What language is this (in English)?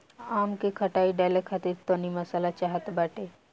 Bhojpuri